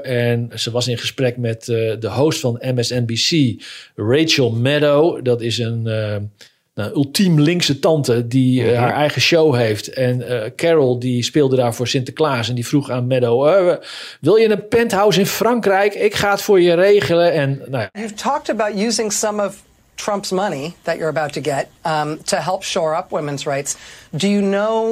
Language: Dutch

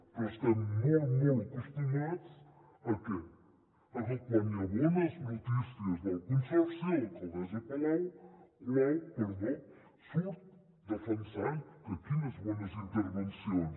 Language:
Catalan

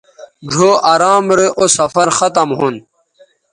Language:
Bateri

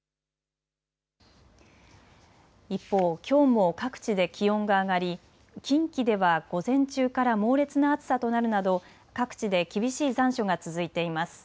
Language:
Japanese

